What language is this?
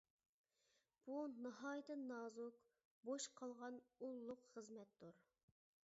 Uyghur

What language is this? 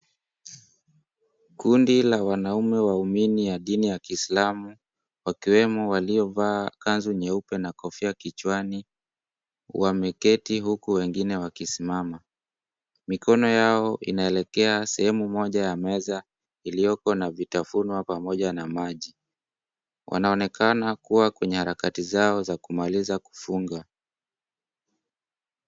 Swahili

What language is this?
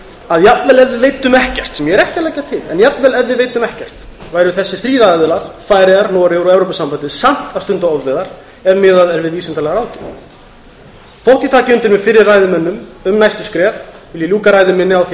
Icelandic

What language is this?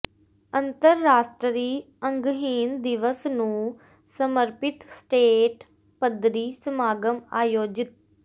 Punjabi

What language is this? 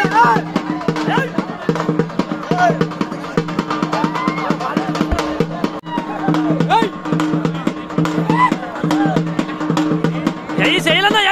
Arabic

